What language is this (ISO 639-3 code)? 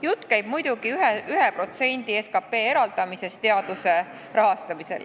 est